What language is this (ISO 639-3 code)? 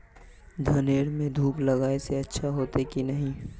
mag